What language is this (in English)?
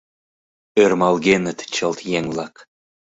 Mari